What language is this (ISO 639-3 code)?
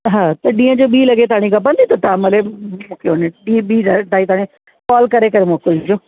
snd